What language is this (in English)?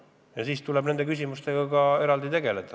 Estonian